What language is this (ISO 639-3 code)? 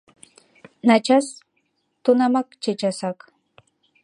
chm